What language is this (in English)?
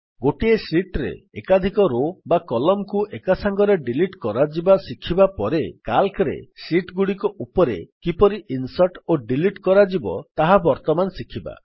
Odia